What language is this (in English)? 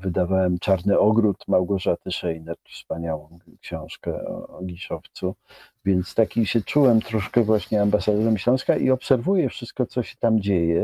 Polish